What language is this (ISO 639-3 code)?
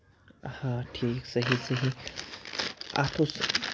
kas